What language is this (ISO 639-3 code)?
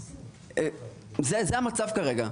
heb